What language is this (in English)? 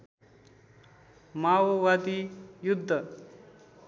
Nepali